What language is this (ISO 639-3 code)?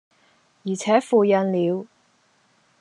yue